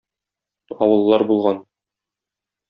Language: Tatar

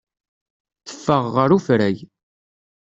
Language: Kabyle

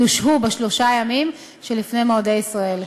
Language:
Hebrew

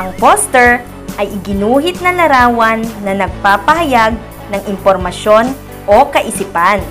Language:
Filipino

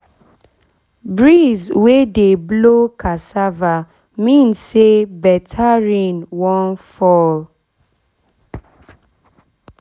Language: Nigerian Pidgin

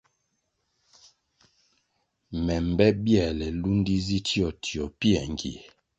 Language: Kwasio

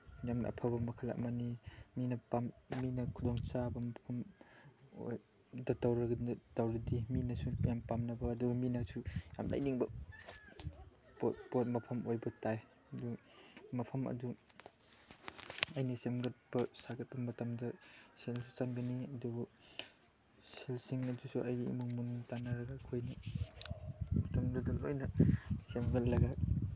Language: Manipuri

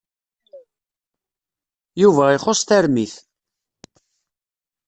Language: Kabyle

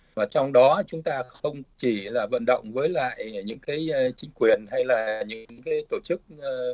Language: Vietnamese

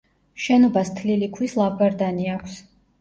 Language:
Georgian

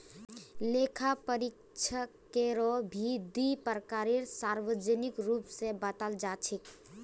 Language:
Magahi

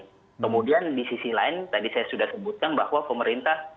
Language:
Indonesian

